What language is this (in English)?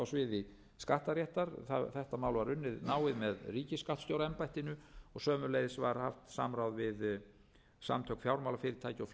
Icelandic